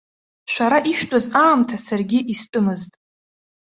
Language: Abkhazian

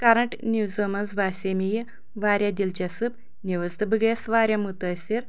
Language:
Kashmiri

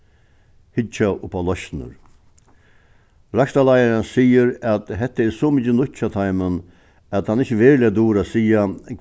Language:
Faroese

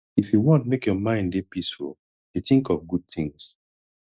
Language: Nigerian Pidgin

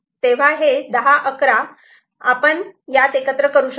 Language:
Marathi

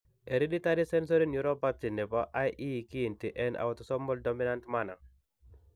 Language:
Kalenjin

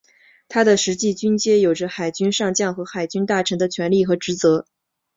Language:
Chinese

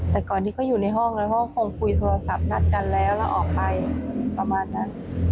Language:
Thai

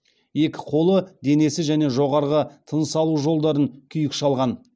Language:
Kazakh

